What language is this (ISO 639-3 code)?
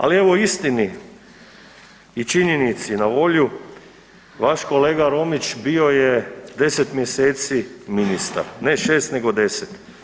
hrv